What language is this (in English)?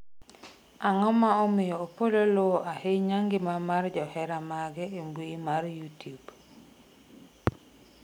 Luo (Kenya and Tanzania)